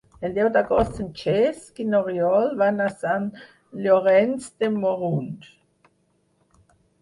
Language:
Catalan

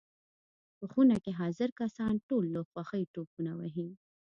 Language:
Pashto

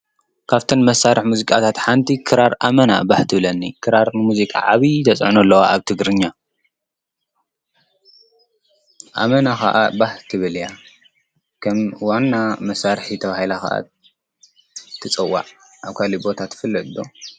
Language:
Tigrinya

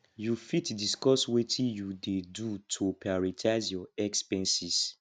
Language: Nigerian Pidgin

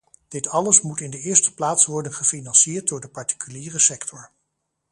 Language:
Dutch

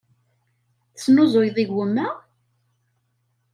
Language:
Kabyle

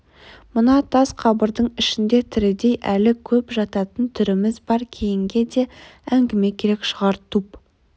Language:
Kazakh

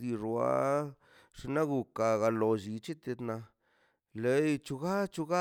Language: Mazaltepec Zapotec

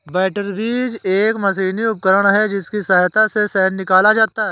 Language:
Hindi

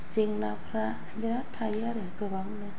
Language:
Bodo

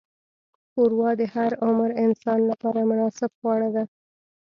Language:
Pashto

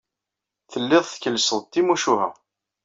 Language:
Kabyle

